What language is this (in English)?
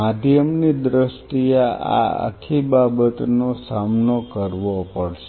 Gujarati